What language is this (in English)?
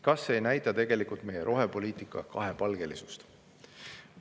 Estonian